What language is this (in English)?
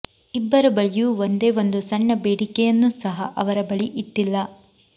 Kannada